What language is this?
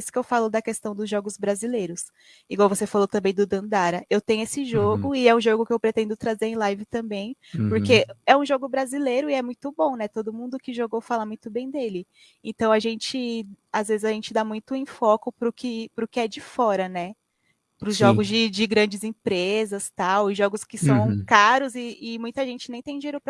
Portuguese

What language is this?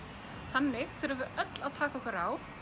Icelandic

